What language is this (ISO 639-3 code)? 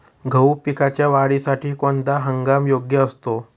mar